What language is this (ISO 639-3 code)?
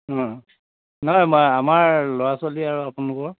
asm